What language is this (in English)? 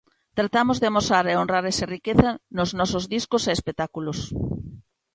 Galician